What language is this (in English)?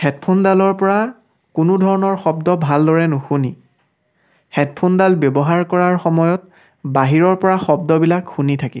Assamese